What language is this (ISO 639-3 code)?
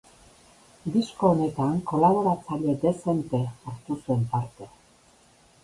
eus